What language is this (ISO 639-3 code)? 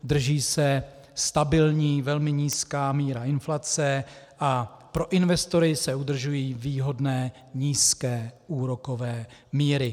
ces